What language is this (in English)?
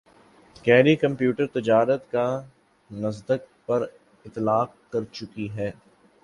Urdu